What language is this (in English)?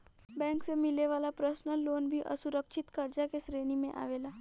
Bhojpuri